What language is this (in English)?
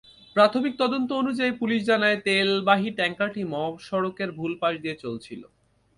Bangla